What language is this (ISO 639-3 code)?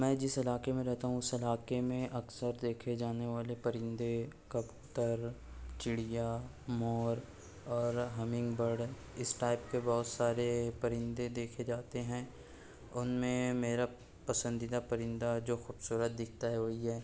urd